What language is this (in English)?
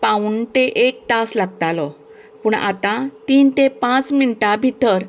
Konkani